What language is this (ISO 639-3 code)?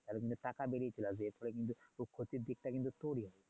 ben